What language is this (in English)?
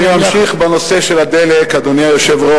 Hebrew